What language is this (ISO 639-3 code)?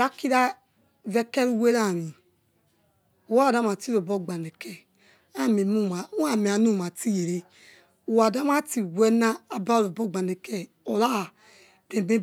ets